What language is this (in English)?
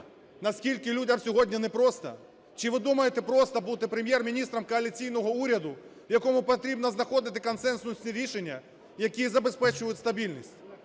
Ukrainian